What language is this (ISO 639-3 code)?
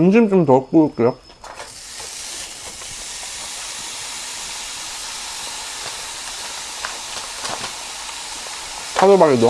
kor